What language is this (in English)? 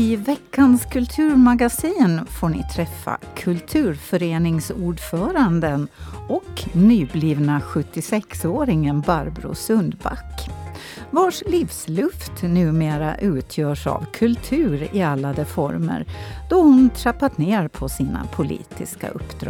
Swedish